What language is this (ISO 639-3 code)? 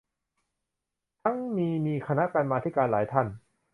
tha